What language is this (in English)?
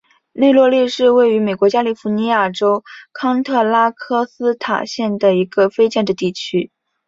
Chinese